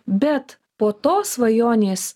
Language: Lithuanian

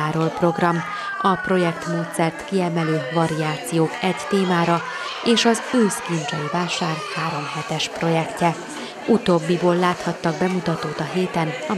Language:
Hungarian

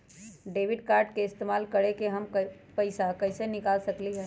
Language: Magahi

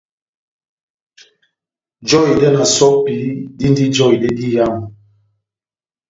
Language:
Batanga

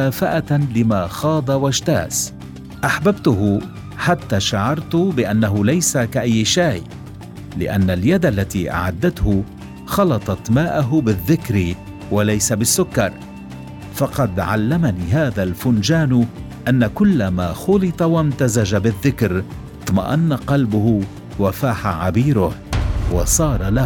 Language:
Arabic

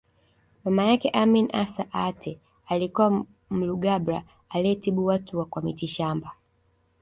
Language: Swahili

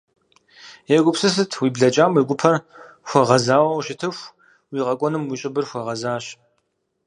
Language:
Kabardian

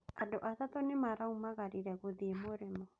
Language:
Kikuyu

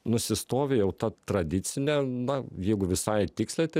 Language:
Lithuanian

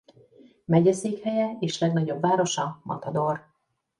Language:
Hungarian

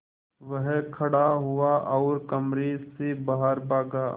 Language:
Hindi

